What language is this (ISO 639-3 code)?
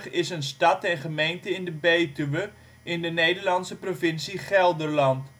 nld